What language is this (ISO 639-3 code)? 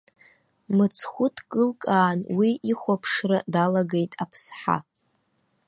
abk